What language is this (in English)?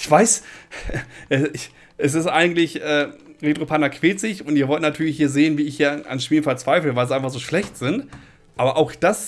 German